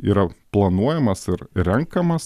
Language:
Lithuanian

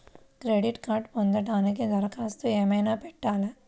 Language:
Telugu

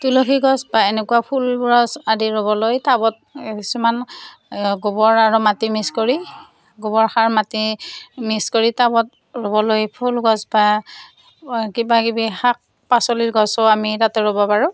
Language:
Assamese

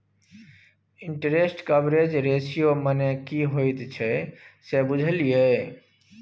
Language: Maithili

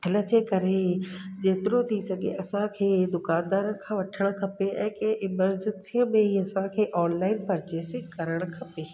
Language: Sindhi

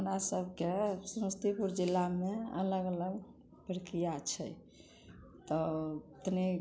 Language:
Maithili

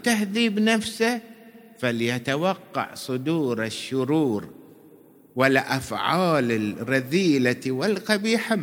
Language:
Arabic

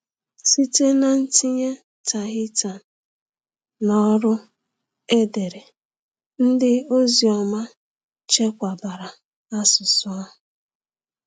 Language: Igbo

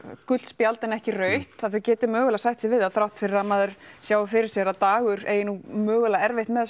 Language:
Icelandic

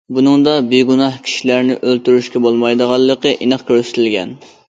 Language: Uyghur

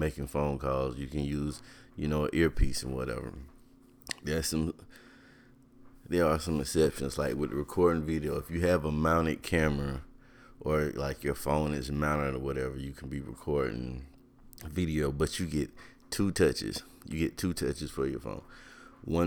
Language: English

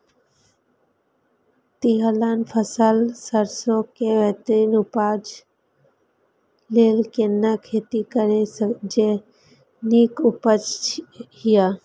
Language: Maithili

